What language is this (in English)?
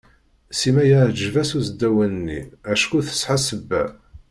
Kabyle